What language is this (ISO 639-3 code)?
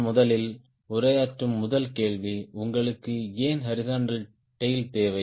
tam